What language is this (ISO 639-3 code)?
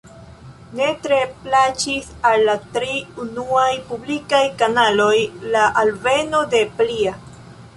epo